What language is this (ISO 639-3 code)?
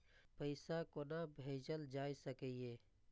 mai